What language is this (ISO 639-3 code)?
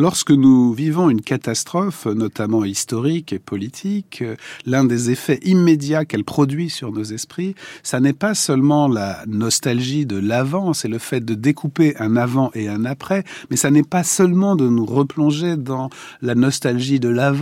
fra